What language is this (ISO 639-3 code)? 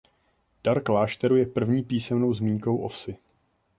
ces